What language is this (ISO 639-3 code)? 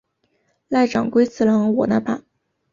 zho